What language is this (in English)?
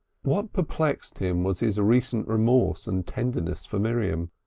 English